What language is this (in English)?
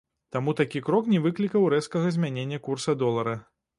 Belarusian